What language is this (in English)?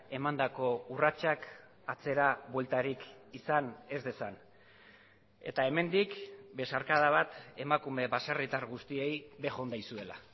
Basque